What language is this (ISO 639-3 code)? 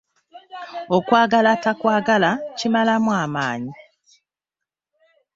lug